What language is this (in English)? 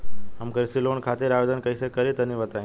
Bhojpuri